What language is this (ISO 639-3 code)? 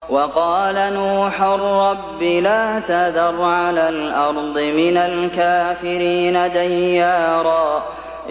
ara